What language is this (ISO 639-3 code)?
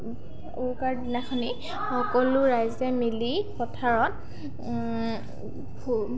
asm